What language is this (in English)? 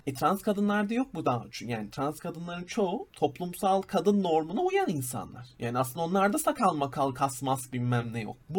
Turkish